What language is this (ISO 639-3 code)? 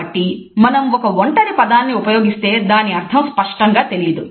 tel